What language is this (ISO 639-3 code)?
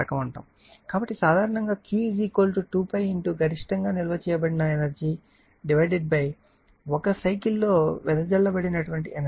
tel